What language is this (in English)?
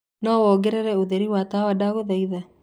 Kikuyu